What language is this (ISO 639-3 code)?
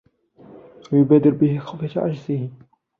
ara